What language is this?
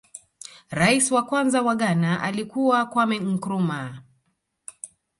Swahili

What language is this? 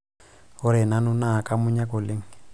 Masai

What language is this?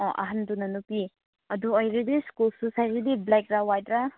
Manipuri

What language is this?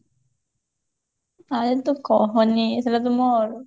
Odia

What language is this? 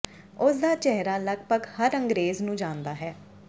Punjabi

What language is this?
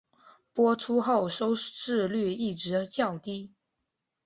Chinese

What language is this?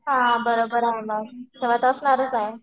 Marathi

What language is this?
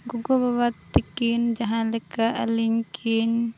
Santali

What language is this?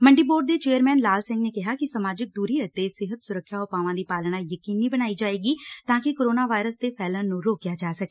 Punjabi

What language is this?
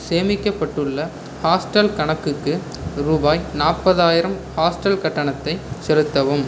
Tamil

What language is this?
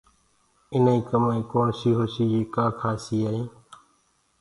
Gurgula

